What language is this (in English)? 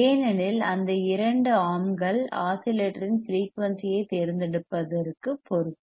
Tamil